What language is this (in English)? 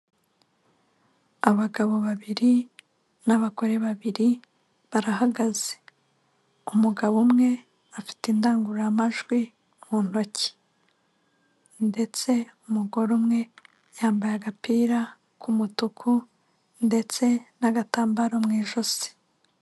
Kinyarwanda